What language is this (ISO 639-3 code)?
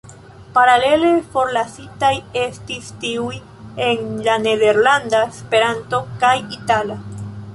epo